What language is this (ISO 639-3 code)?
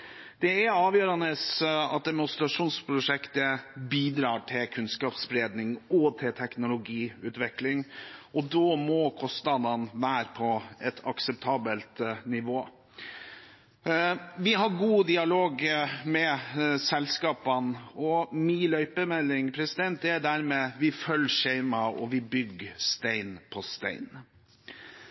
nob